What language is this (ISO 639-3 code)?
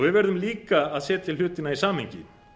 isl